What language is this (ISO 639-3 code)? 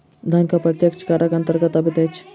mai